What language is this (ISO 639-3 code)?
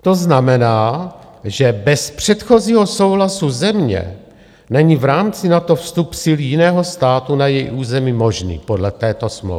ces